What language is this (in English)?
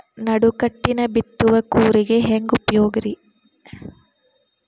Kannada